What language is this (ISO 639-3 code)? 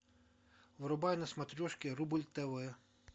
rus